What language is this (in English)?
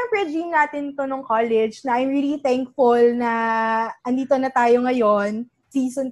Filipino